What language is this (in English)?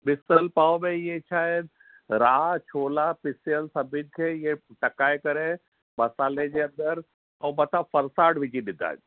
Sindhi